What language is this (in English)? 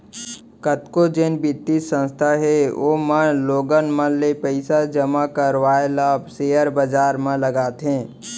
Chhattisgarhi